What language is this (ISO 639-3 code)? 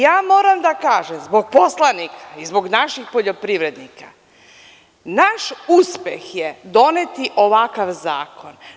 srp